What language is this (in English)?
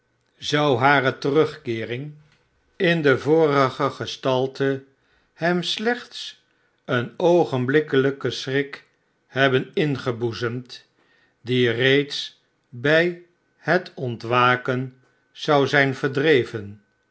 Dutch